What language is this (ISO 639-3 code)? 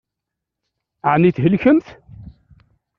kab